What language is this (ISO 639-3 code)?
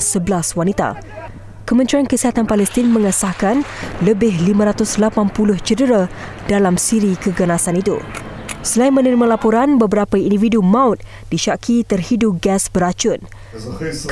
msa